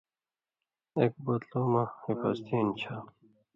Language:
Indus Kohistani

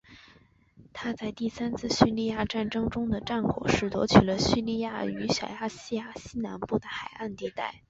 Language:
Chinese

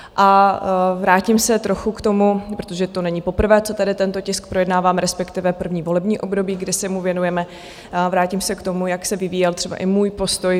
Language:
Czech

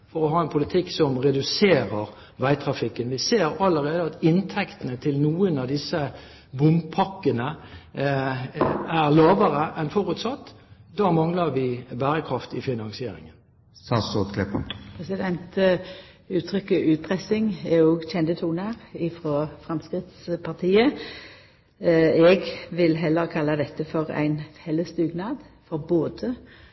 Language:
Norwegian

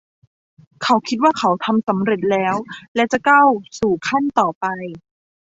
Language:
Thai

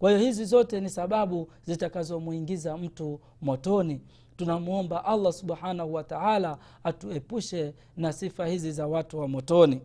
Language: Swahili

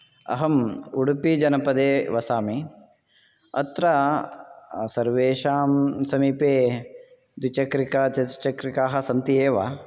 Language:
Sanskrit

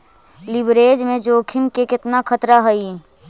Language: Magahi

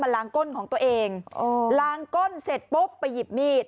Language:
Thai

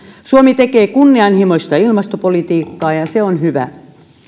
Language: Finnish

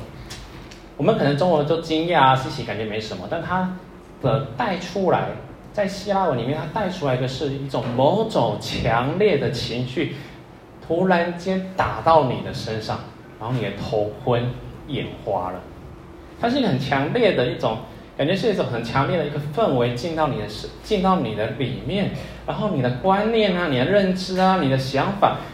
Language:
Chinese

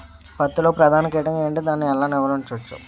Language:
Telugu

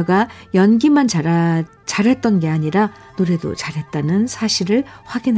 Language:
Korean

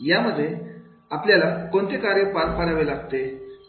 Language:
Marathi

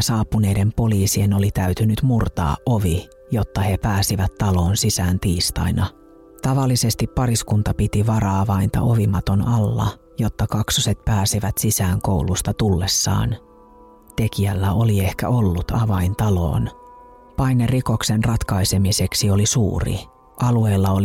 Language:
Finnish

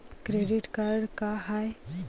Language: Marathi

